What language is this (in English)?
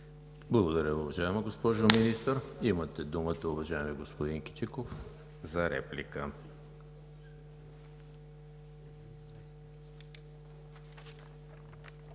Bulgarian